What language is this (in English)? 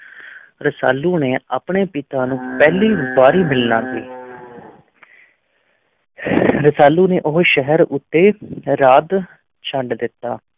Punjabi